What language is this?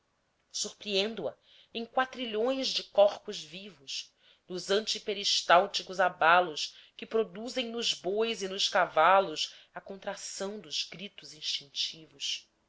Portuguese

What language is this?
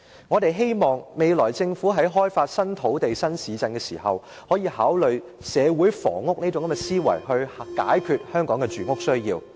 Cantonese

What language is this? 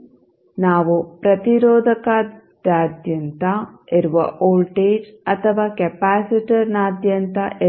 Kannada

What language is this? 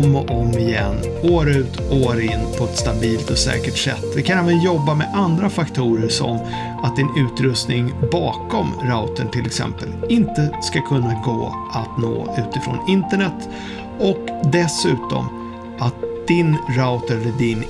Swedish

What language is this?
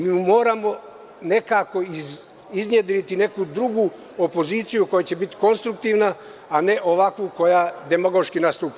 Serbian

